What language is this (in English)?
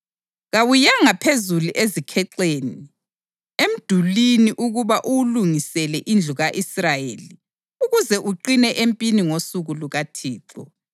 North Ndebele